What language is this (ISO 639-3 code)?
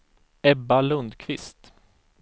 swe